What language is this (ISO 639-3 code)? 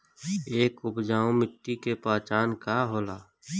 bho